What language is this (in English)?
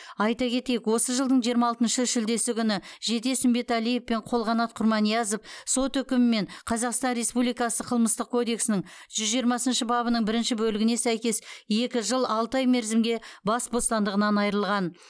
Kazakh